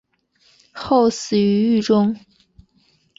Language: Chinese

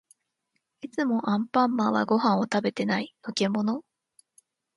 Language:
Japanese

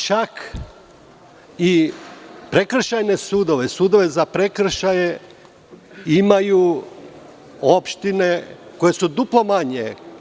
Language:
Serbian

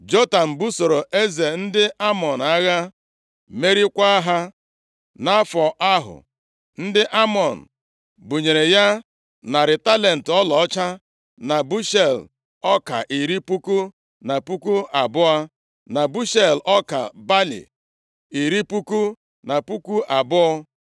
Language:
Igbo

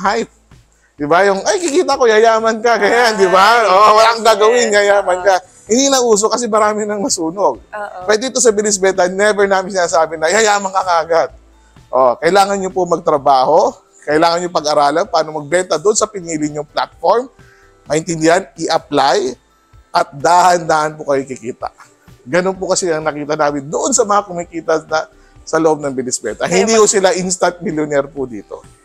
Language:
Filipino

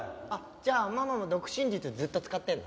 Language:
Japanese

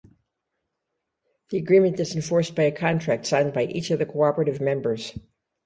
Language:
English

